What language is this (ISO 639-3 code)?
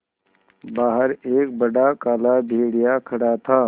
hin